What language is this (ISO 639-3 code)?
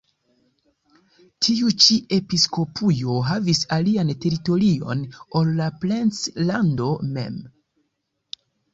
epo